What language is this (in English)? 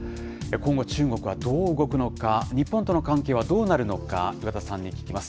Japanese